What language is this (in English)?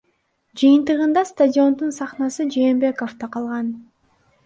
Kyrgyz